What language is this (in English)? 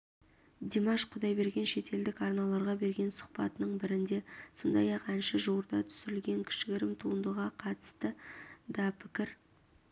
Kazakh